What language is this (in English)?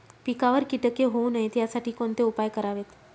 Marathi